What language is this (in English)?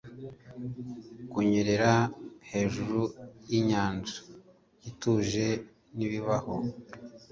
Kinyarwanda